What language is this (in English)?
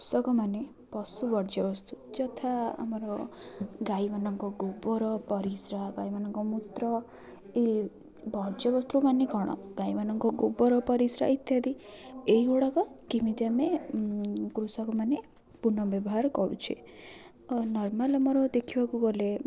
Odia